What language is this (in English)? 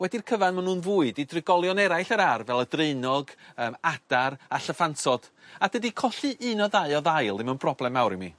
Welsh